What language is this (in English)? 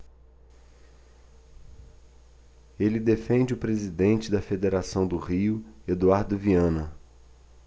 Portuguese